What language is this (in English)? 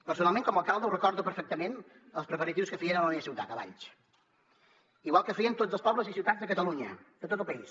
Catalan